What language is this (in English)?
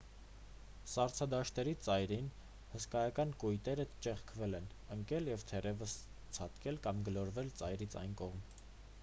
Armenian